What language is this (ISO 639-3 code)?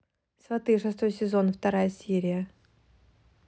rus